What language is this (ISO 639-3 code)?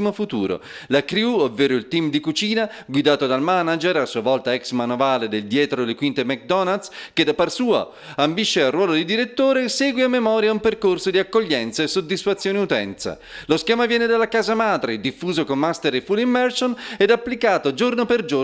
ita